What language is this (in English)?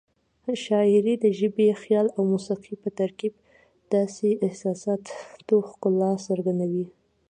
Pashto